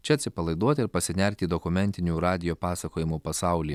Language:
Lithuanian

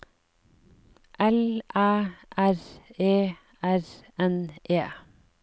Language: Norwegian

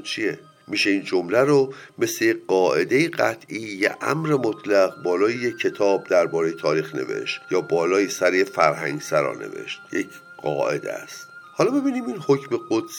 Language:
Persian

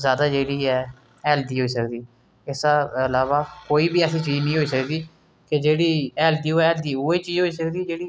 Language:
Dogri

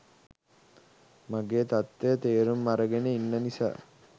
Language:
Sinhala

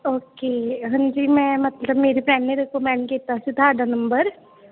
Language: Punjabi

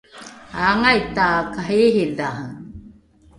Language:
Rukai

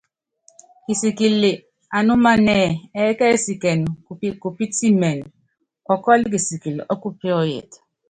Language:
Yangben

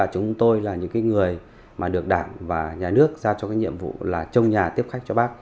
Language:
Vietnamese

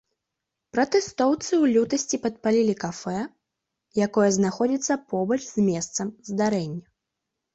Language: Belarusian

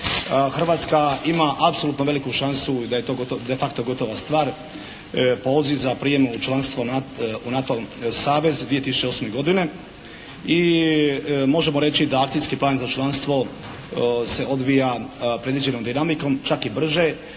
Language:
Croatian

